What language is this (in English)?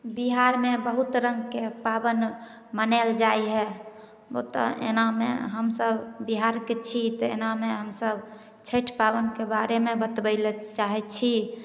Maithili